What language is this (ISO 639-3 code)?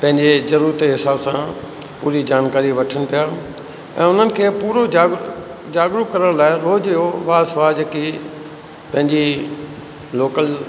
snd